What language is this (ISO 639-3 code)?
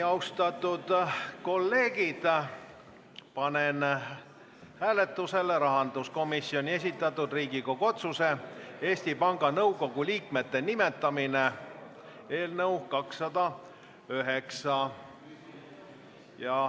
est